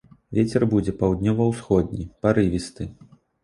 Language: Belarusian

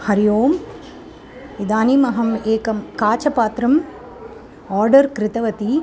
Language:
Sanskrit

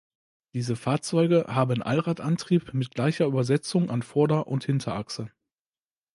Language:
German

